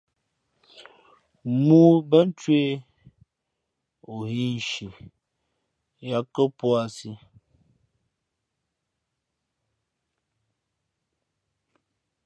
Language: Fe'fe'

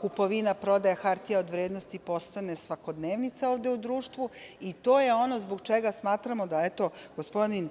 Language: Serbian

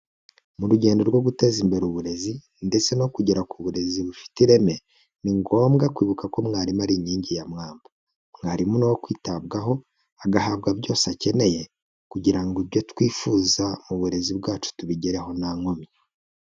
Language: Kinyarwanda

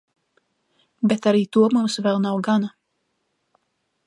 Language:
Latvian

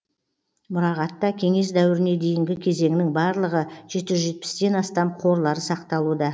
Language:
Kazakh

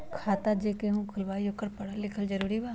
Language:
Magahi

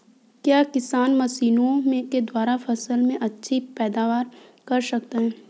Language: Hindi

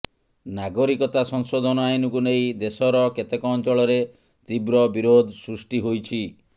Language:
Odia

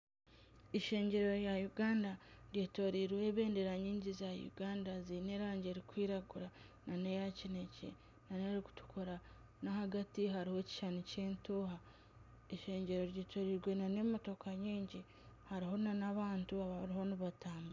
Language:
Nyankole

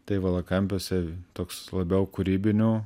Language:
Lithuanian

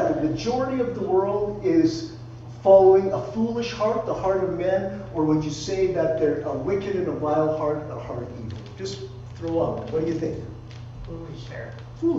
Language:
English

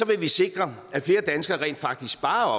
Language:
Danish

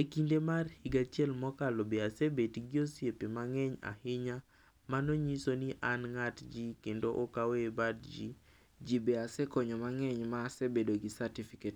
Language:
Luo (Kenya and Tanzania)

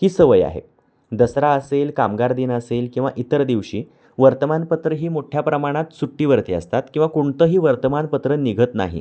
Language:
Marathi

